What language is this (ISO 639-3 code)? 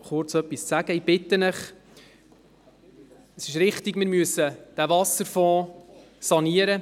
gsw